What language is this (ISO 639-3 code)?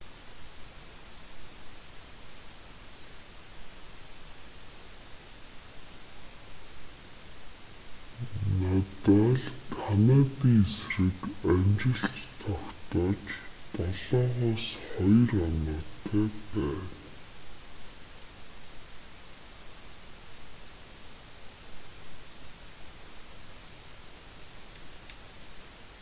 mon